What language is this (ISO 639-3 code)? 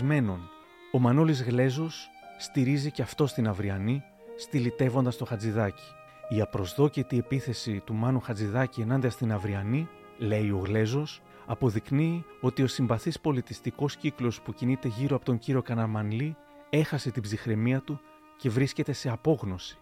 ell